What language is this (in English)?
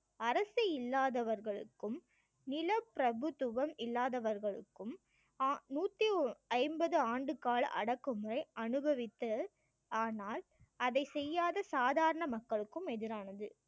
Tamil